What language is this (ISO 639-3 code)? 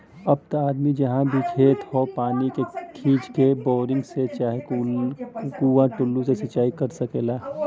bho